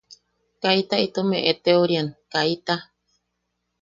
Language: Yaqui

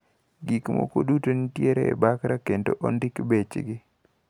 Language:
Luo (Kenya and Tanzania)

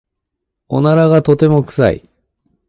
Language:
Japanese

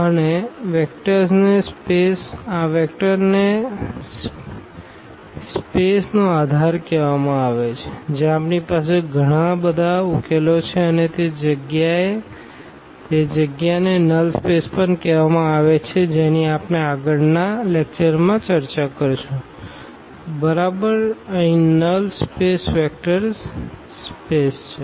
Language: Gujarati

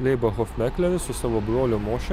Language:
Lithuanian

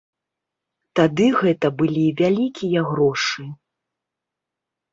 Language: Belarusian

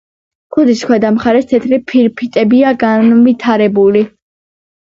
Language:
Georgian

